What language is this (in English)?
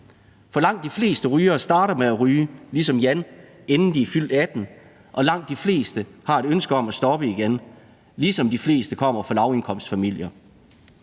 Danish